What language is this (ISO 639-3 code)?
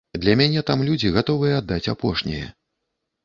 bel